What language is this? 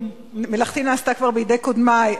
Hebrew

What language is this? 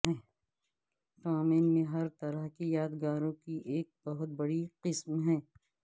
Urdu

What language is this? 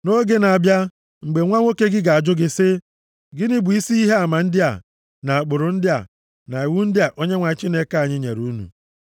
Igbo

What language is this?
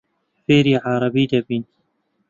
Central Kurdish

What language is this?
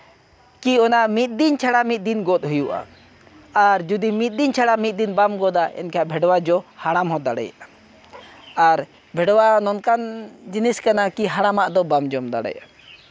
Santali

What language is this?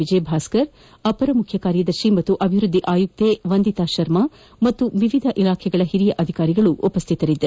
Kannada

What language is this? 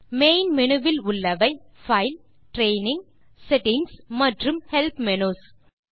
Tamil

